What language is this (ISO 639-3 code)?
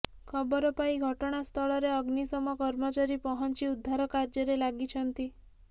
ori